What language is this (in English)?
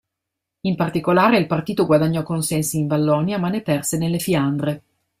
Italian